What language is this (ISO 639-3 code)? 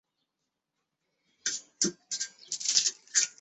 zho